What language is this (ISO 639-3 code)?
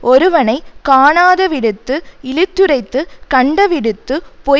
tam